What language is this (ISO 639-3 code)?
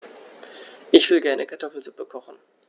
deu